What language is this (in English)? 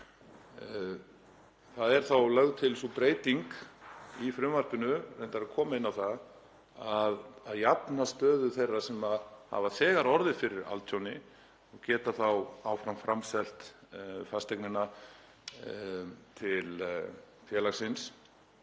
Icelandic